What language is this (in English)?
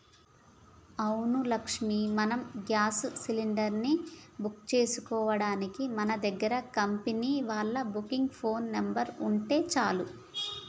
Telugu